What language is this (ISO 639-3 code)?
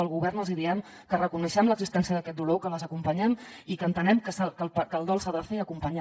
cat